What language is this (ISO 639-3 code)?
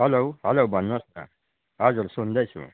nep